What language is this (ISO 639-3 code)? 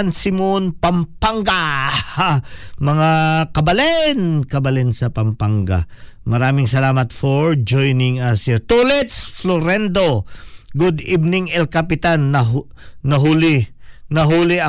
fil